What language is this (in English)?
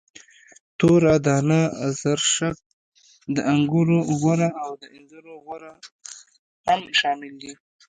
Pashto